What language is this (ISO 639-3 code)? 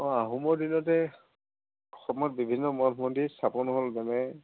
asm